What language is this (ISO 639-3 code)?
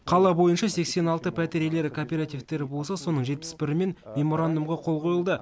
kaz